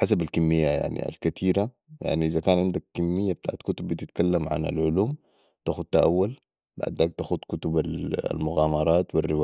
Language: Sudanese Arabic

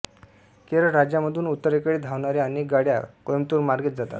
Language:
Marathi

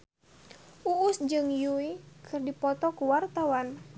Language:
Sundanese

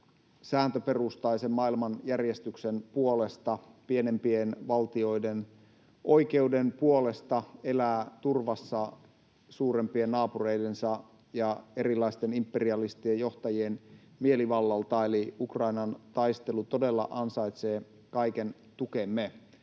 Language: Finnish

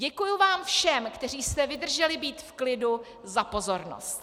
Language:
Czech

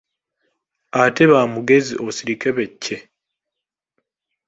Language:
Ganda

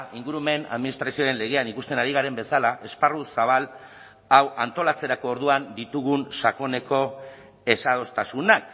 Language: Basque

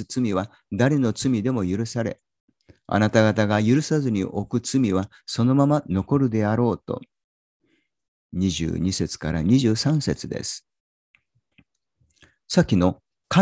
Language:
Japanese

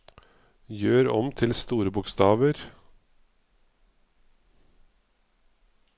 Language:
Norwegian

